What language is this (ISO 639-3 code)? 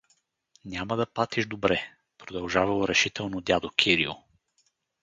bul